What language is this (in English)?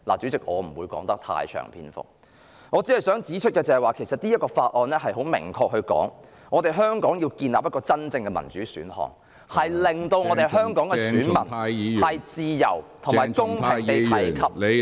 Cantonese